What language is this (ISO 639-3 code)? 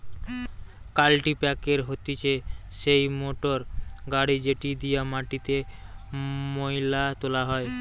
ben